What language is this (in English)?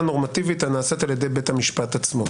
Hebrew